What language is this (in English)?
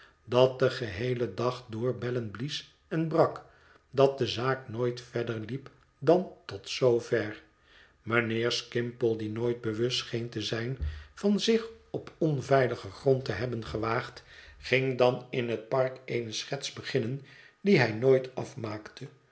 Dutch